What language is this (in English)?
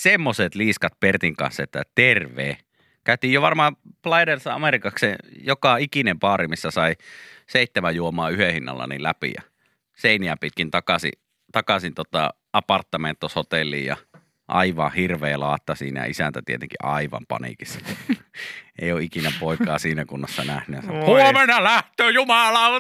Finnish